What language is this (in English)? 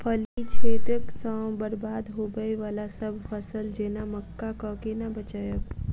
Maithili